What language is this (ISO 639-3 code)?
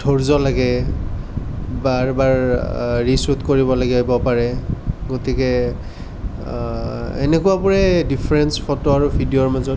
asm